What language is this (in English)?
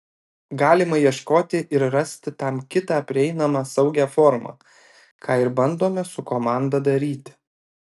Lithuanian